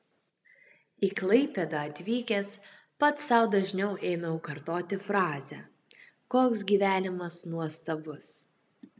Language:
Lithuanian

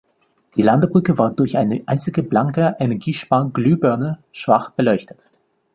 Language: German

